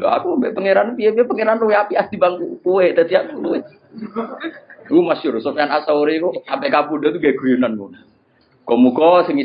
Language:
Indonesian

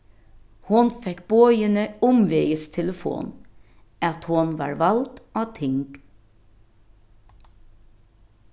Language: Faroese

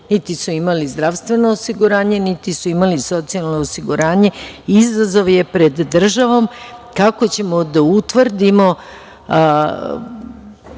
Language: Serbian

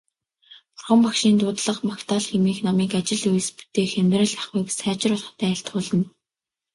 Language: Mongolian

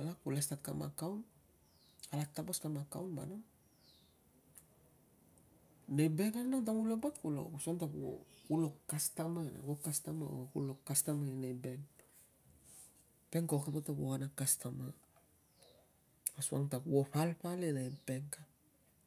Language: Tungag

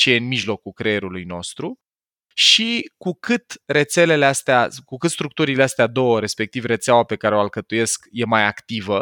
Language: Romanian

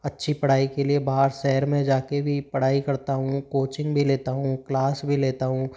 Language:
Hindi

